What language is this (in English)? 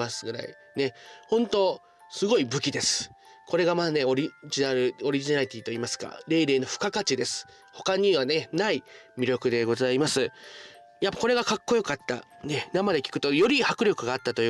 Japanese